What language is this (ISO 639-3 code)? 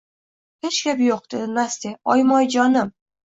uzb